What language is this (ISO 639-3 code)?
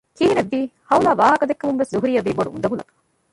div